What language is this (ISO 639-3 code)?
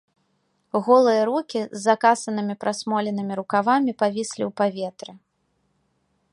bel